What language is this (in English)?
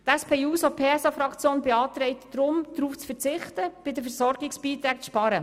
Swiss German